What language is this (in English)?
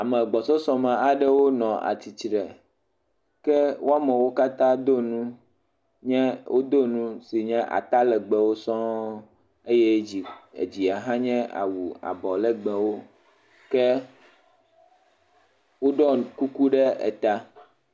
Ewe